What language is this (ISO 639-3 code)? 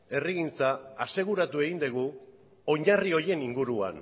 eus